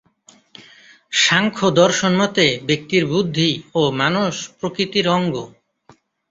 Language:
Bangla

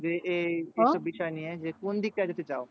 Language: Bangla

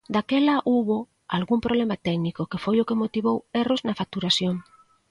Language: Galician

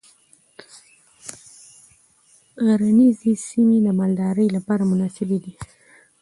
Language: Pashto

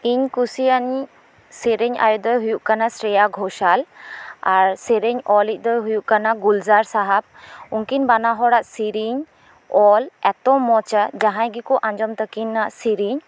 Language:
Santali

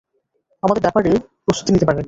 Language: Bangla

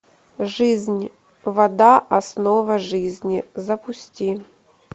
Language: Russian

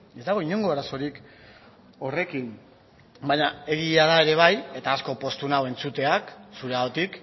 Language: Basque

